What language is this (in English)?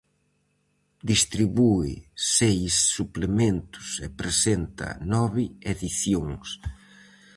Galician